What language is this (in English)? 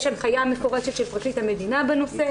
Hebrew